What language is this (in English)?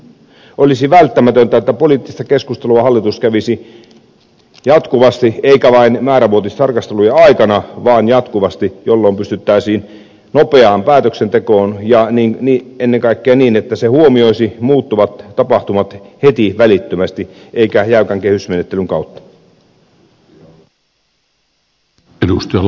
Finnish